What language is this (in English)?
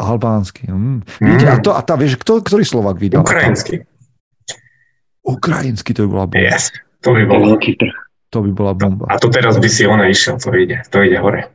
Slovak